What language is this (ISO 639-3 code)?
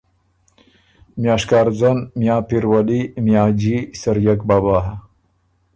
oru